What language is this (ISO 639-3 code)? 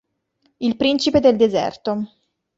ita